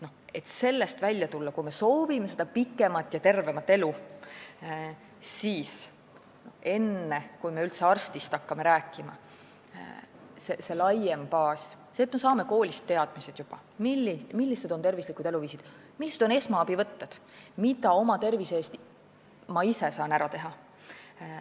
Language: Estonian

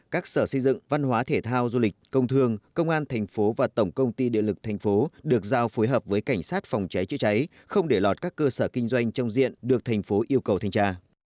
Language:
Vietnamese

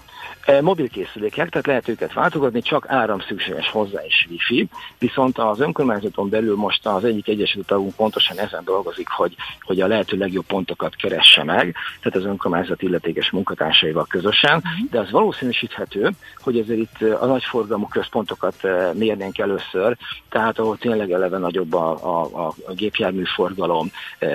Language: Hungarian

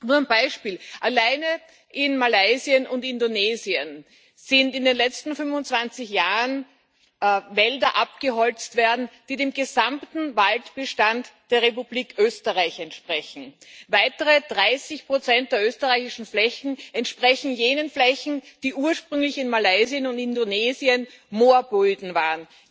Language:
German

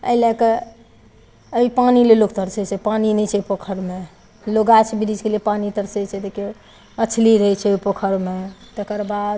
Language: Maithili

